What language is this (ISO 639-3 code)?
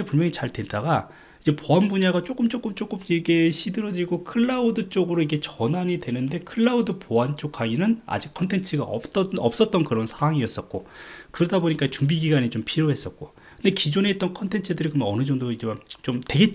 kor